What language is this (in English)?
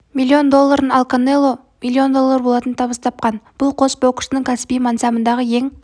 Kazakh